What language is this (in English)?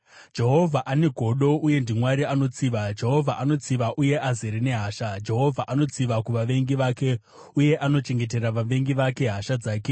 Shona